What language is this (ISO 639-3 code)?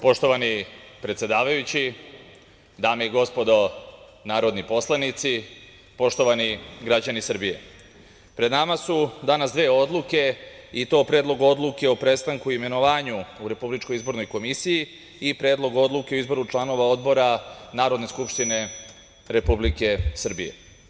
srp